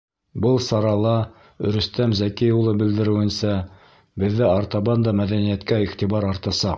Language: Bashkir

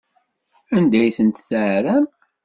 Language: Kabyle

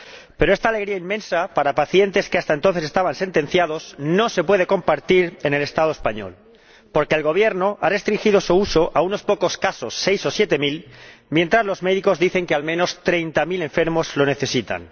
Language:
Spanish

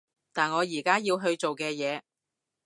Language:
Cantonese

